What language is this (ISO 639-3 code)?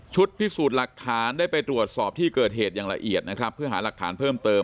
tha